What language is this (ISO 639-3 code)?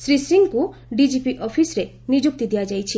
ori